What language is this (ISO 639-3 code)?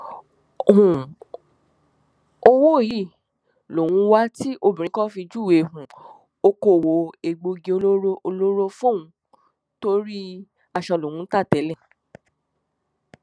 yor